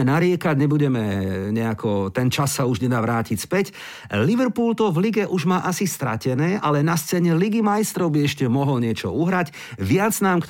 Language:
Slovak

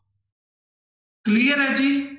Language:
Punjabi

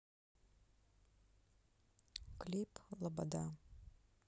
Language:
Russian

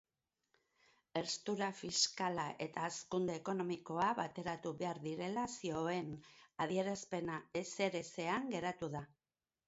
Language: Basque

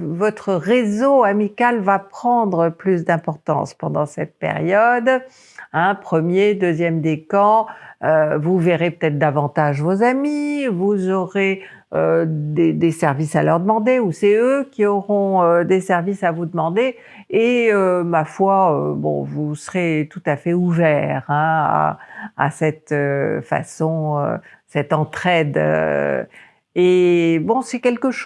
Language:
French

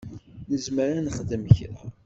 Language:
Kabyle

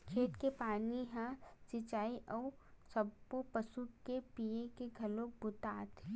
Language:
Chhattisgarhi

